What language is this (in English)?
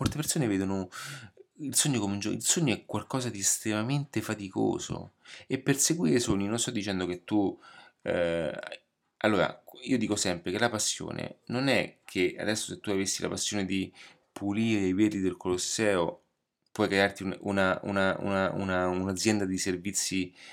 Italian